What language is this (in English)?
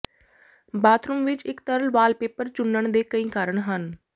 Punjabi